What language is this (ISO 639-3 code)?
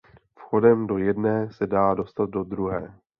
ces